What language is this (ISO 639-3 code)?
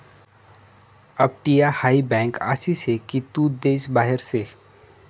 mar